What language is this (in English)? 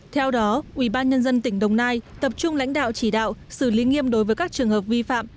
Vietnamese